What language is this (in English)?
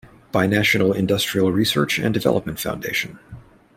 English